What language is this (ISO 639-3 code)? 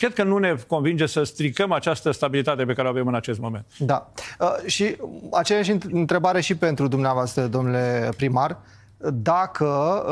ron